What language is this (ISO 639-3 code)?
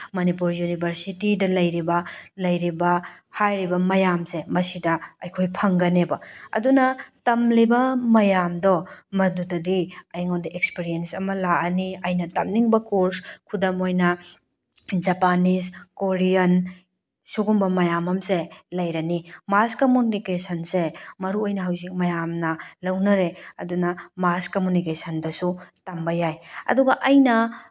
mni